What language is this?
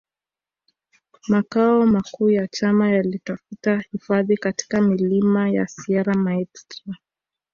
Swahili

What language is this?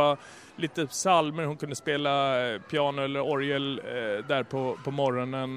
Swedish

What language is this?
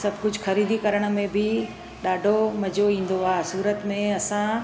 Sindhi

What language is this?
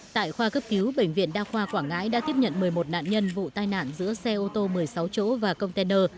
Vietnamese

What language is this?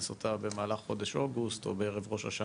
Hebrew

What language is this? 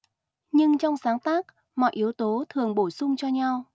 Vietnamese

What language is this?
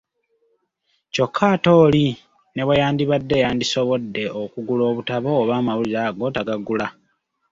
Ganda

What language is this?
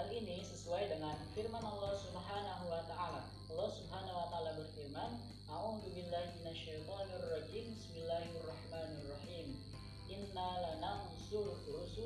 Indonesian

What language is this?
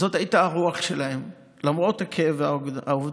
Hebrew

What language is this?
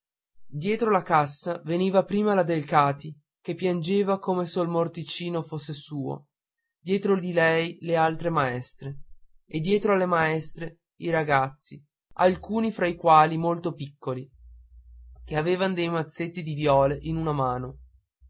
Italian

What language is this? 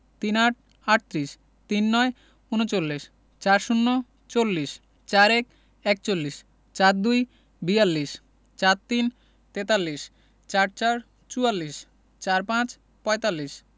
Bangla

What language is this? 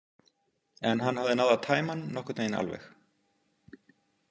Icelandic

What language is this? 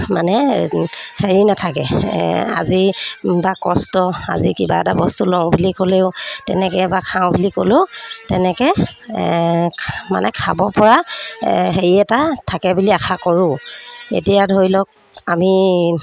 Assamese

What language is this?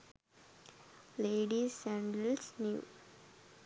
Sinhala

